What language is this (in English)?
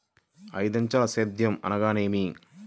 Telugu